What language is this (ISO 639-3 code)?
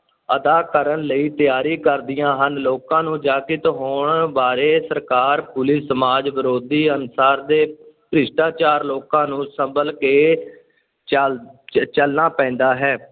pan